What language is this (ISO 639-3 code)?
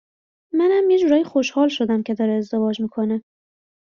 fas